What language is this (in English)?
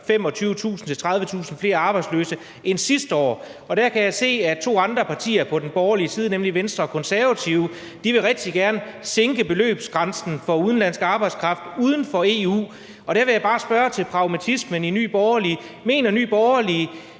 Danish